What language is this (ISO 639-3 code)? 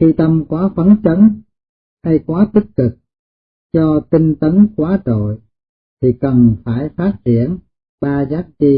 vie